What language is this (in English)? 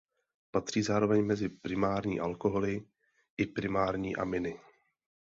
Czech